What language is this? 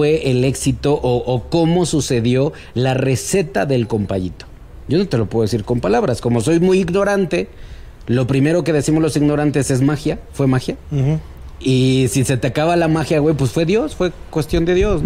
Spanish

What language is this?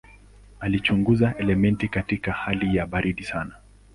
Swahili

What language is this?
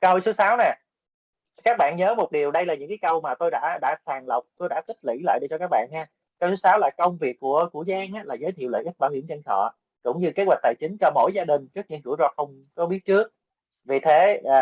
Vietnamese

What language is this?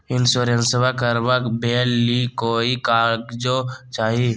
Magahi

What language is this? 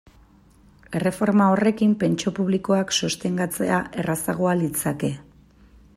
Basque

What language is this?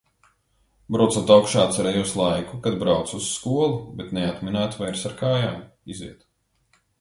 Latvian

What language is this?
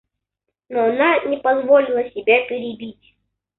Russian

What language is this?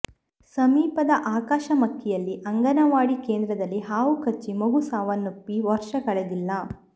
Kannada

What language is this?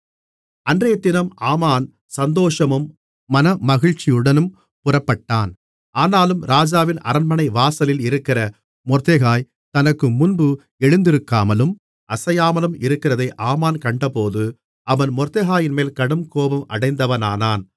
Tamil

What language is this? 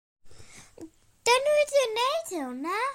Welsh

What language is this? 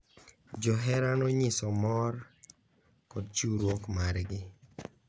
Luo (Kenya and Tanzania)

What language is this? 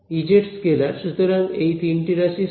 Bangla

